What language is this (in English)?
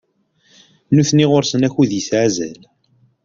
Kabyle